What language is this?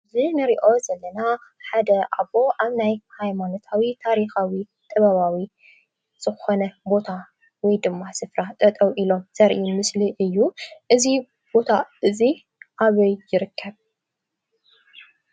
Tigrinya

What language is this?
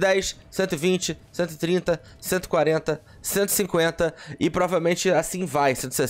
Portuguese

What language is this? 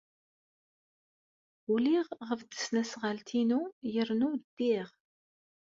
Kabyle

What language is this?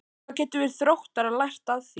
Icelandic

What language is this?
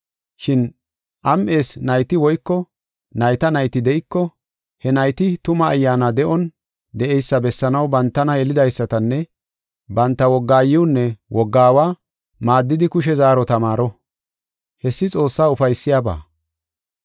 Gofa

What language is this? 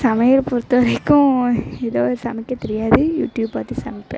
Tamil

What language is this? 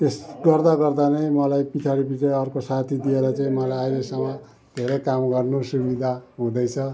Nepali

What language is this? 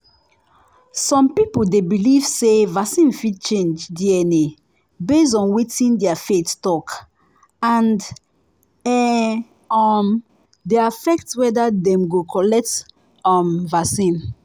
Nigerian Pidgin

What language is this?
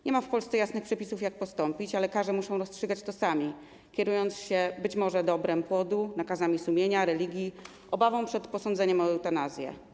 Polish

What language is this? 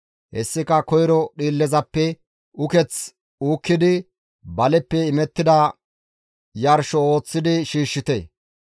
Gamo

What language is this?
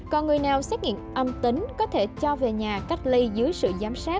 Vietnamese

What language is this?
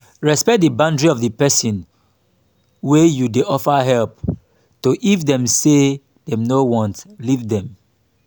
Nigerian Pidgin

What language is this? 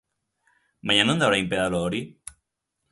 Basque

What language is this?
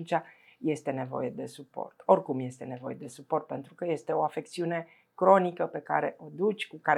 Romanian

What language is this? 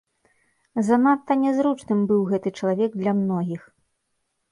Belarusian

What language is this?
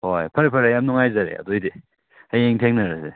Manipuri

